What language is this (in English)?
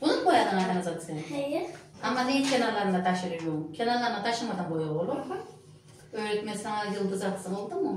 Turkish